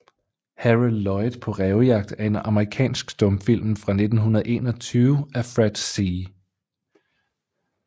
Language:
Danish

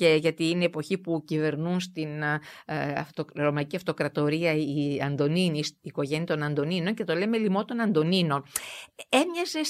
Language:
Greek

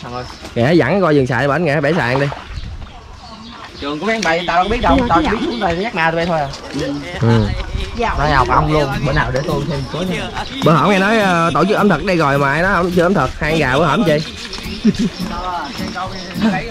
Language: Vietnamese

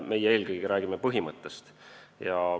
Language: Estonian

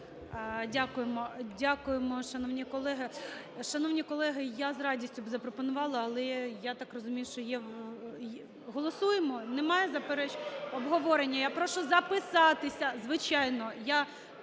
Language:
Ukrainian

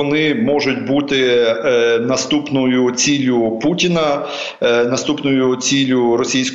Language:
Ukrainian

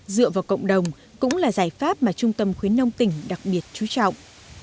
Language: Vietnamese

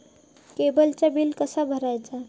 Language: Marathi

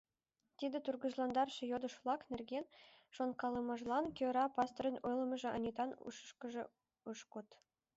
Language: Mari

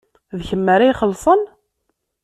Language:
Kabyle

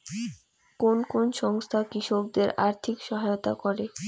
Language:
Bangla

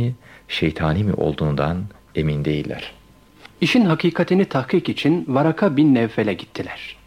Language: Turkish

